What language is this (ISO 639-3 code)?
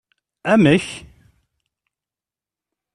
kab